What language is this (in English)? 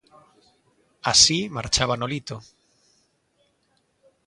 Galician